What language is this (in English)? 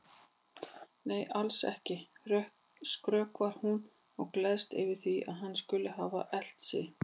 Icelandic